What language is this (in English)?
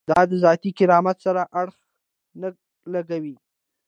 Pashto